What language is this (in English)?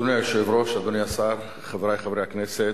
Hebrew